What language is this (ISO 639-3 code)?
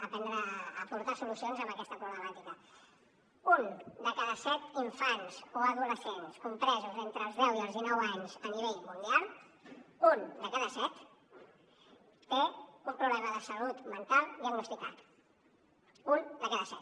cat